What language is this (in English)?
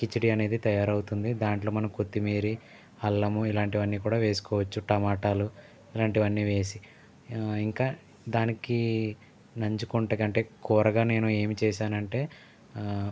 Telugu